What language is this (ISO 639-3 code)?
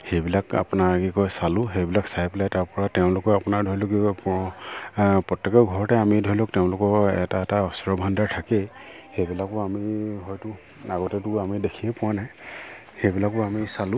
asm